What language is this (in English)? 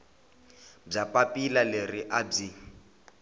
Tsonga